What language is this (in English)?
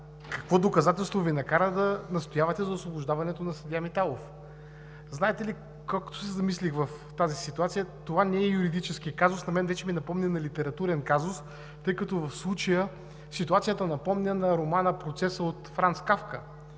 Bulgarian